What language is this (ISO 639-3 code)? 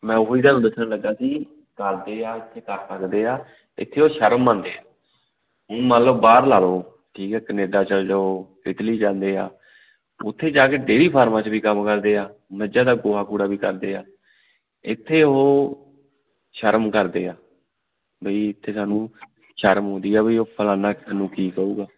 pan